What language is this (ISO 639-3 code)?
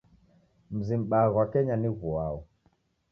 dav